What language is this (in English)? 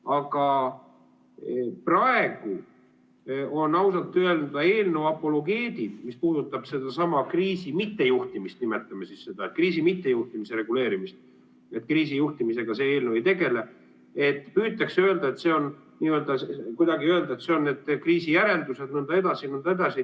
Estonian